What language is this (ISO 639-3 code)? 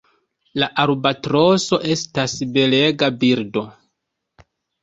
epo